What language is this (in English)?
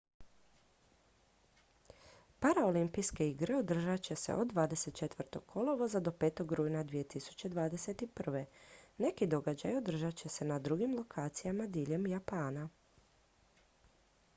Croatian